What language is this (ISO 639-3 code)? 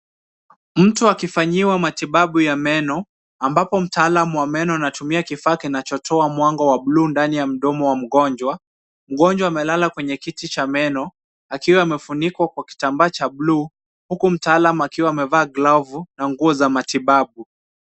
swa